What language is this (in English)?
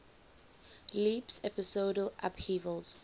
English